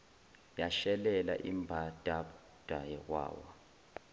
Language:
Zulu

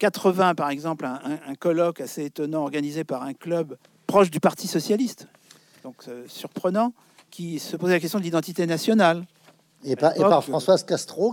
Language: French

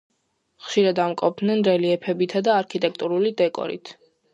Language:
Georgian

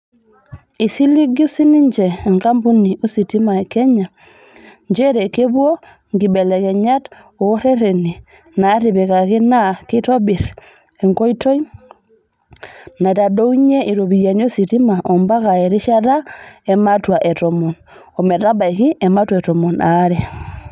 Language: Masai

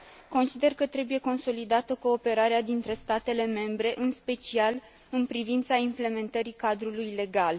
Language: Romanian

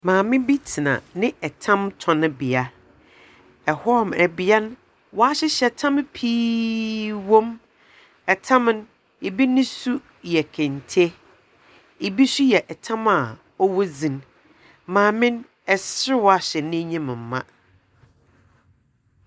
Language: Akan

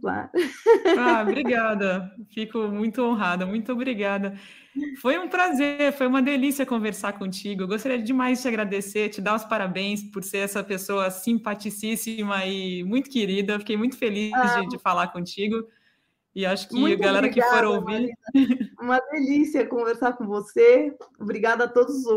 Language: Portuguese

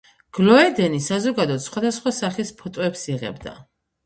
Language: Georgian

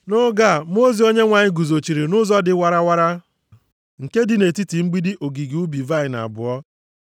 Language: Igbo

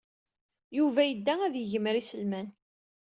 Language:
Kabyle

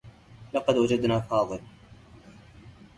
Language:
Arabic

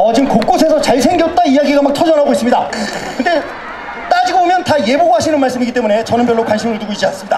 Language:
Korean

